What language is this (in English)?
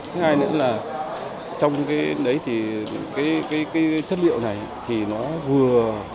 Vietnamese